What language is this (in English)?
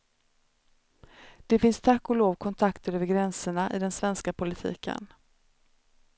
Swedish